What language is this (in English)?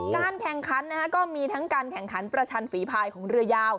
Thai